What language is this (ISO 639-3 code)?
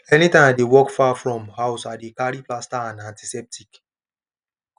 pcm